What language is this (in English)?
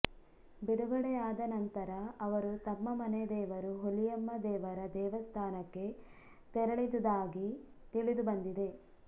Kannada